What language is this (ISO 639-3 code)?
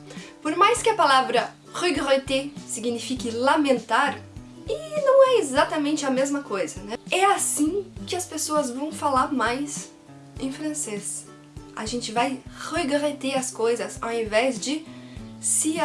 por